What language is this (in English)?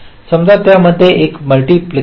Marathi